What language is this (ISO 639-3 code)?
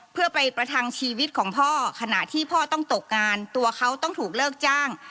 tha